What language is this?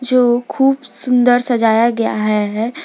Hindi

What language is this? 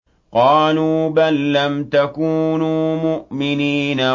Arabic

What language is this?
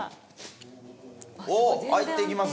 Japanese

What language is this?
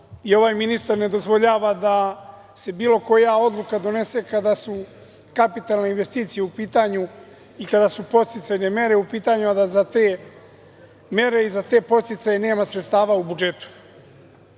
Serbian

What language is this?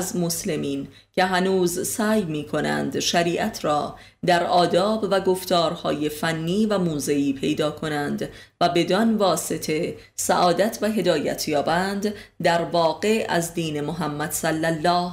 Persian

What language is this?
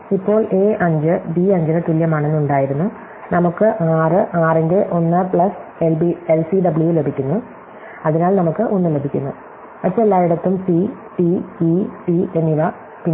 Malayalam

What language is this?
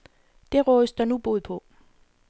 Danish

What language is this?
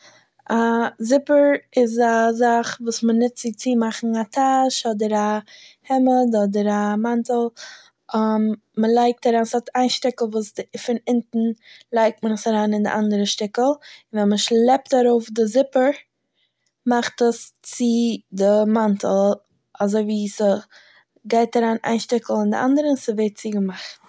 Yiddish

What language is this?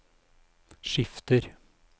Norwegian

